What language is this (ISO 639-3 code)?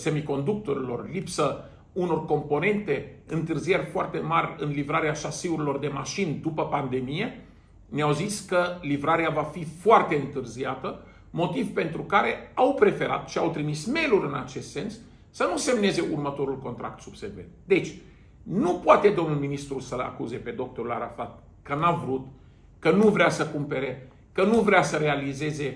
ron